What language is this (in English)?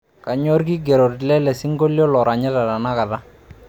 Masai